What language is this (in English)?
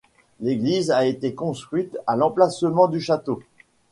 French